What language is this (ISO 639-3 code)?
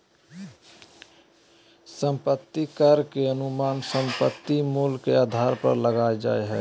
mag